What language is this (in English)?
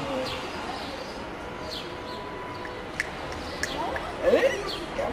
Spanish